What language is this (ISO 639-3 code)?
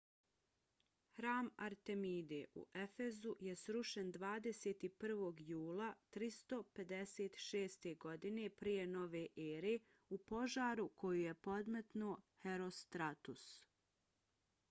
bos